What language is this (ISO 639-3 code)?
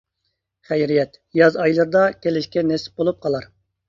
uig